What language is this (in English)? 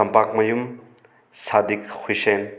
Manipuri